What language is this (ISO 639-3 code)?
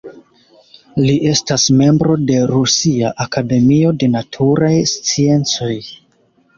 epo